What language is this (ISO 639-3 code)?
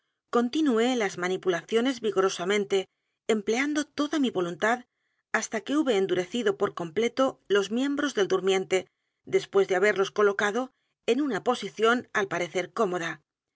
spa